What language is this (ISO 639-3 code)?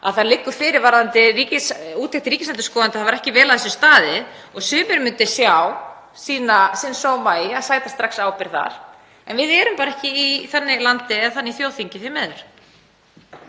isl